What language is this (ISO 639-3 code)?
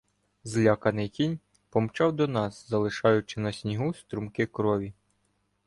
ukr